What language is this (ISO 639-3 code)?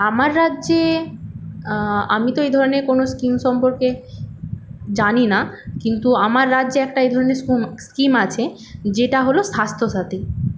ben